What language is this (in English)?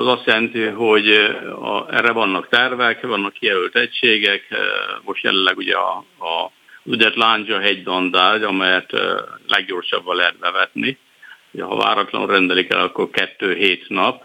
Hungarian